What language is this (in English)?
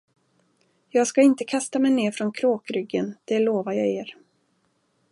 Swedish